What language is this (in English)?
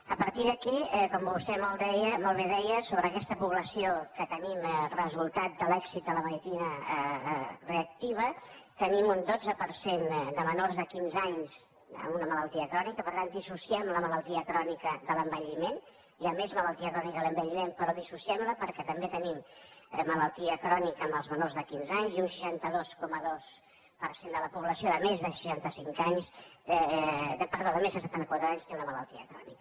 Catalan